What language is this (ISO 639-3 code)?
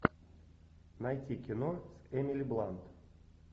rus